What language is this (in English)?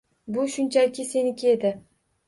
Uzbek